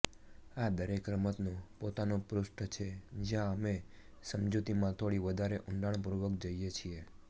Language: Gujarati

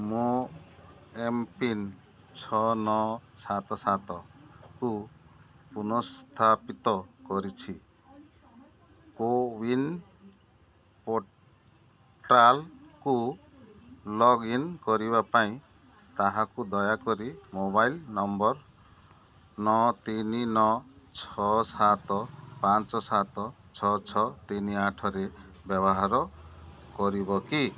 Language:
Odia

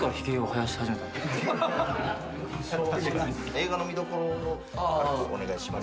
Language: Japanese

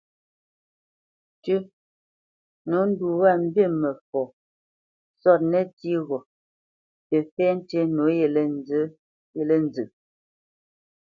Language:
Bamenyam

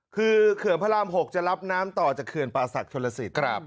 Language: Thai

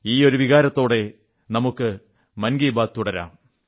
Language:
Malayalam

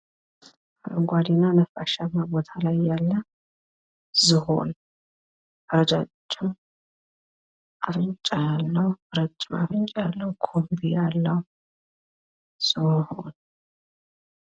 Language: Amharic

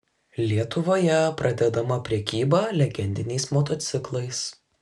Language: Lithuanian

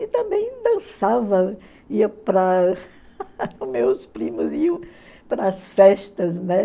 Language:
Portuguese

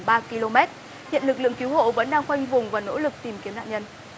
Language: Vietnamese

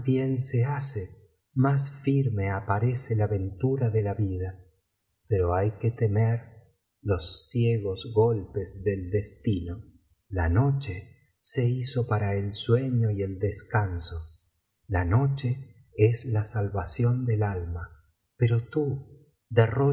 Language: Spanish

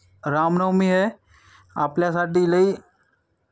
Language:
Marathi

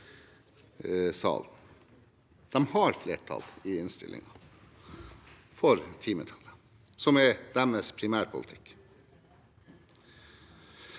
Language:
Norwegian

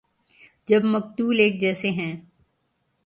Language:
Urdu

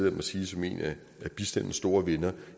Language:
Danish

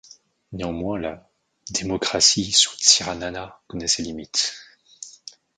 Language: French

